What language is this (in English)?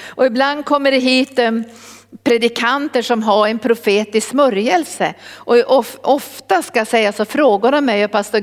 Swedish